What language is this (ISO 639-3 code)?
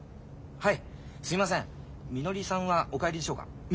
jpn